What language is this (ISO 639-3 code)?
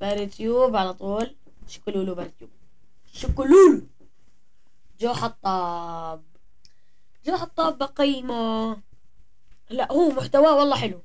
ara